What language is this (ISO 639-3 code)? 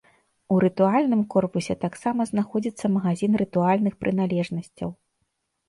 bel